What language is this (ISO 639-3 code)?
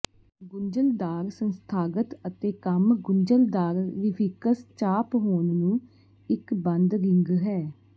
pan